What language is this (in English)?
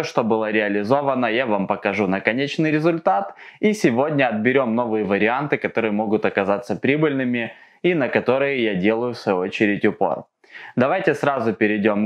Russian